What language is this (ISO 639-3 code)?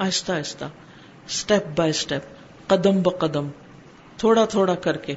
urd